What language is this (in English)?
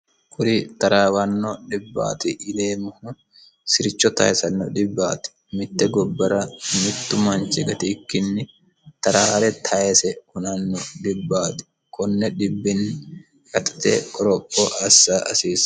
Sidamo